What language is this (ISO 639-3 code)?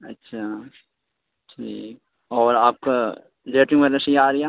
urd